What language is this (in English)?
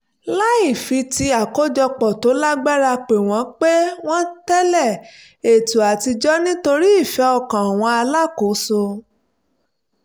Yoruba